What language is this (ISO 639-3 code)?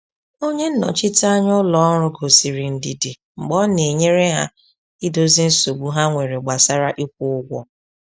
ibo